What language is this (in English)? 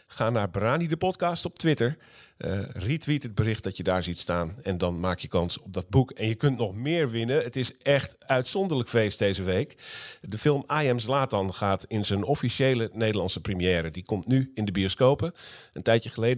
Dutch